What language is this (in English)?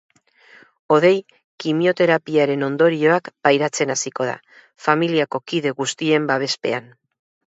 Basque